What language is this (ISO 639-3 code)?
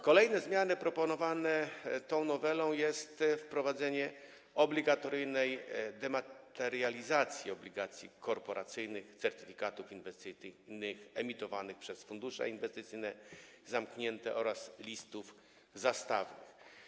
pol